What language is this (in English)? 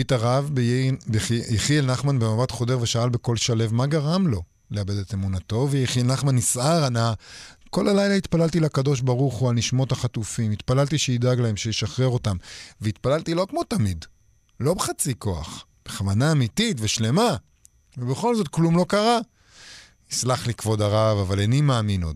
Hebrew